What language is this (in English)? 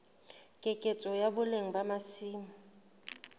Southern Sotho